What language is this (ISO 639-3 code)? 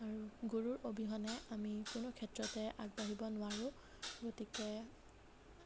asm